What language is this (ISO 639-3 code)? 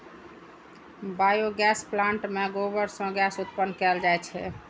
mai